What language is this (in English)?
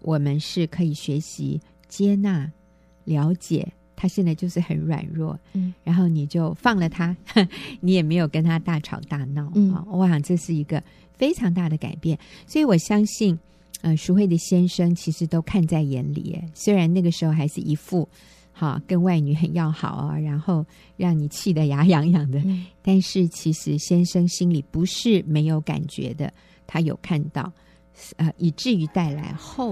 Chinese